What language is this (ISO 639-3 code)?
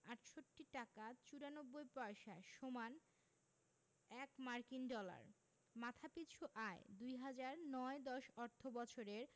ben